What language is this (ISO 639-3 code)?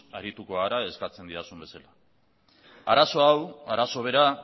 eus